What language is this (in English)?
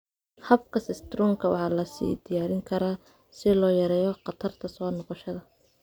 Somali